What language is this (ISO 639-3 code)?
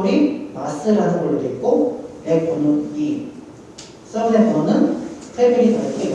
kor